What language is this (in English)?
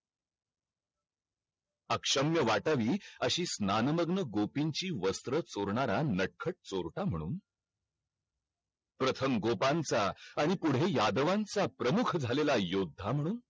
Marathi